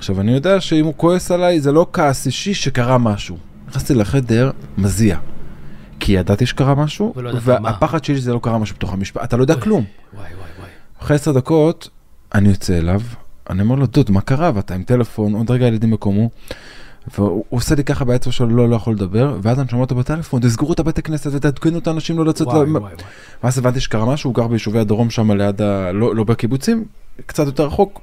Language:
Hebrew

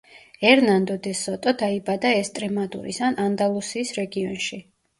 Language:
Georgian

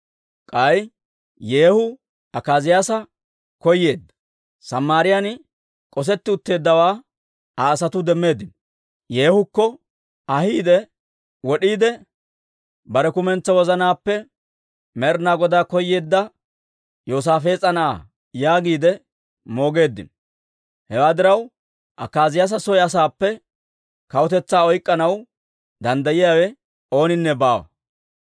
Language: Dawro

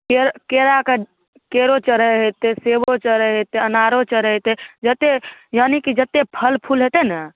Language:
Maithili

